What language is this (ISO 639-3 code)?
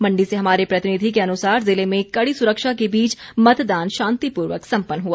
hin